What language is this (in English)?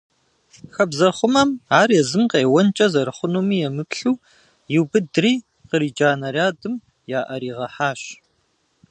Kabardian